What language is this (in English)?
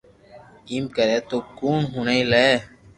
Loarki